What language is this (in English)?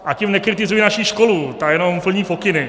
Czech